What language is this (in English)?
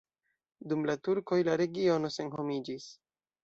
Esperanto